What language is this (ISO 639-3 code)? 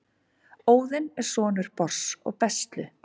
isl